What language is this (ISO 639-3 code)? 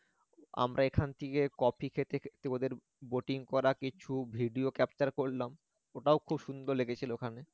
ben